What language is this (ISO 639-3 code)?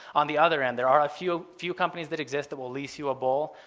eng